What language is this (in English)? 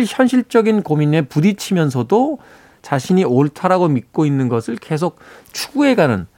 Korean